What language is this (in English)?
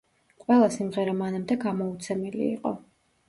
Georgian